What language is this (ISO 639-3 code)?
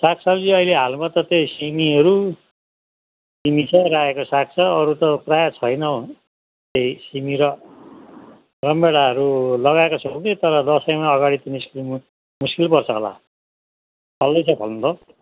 nep